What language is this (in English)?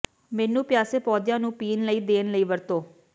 Punjabi